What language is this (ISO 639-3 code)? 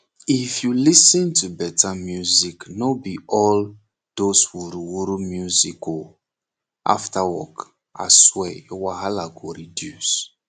pcm